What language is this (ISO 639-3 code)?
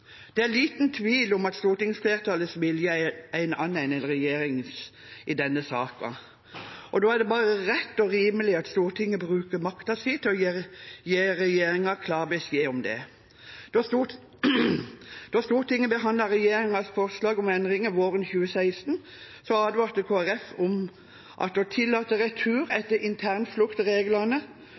nob